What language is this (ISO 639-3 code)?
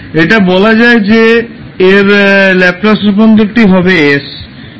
ben